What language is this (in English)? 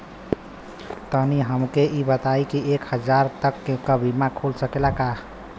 Bhojpuri